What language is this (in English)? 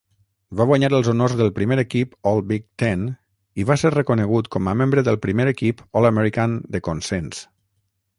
Catalan